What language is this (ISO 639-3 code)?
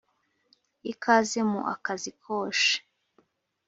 kin